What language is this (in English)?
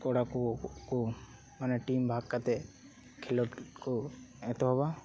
Santali